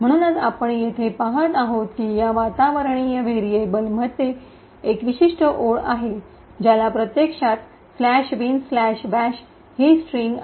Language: Marathi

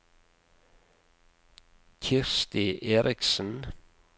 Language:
Norwegian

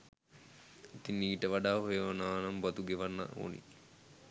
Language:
Sinhala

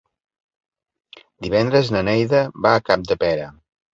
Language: Catalan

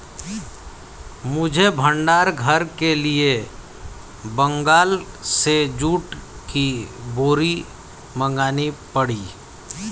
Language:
Hindi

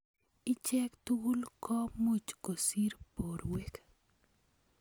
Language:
Kalenjin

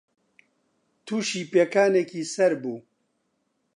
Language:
Central Kurdish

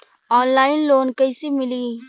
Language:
Bhojpuri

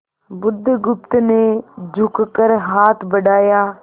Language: Hindi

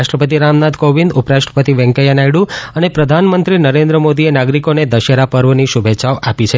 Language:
Gujarati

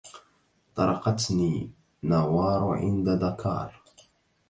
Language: Arabic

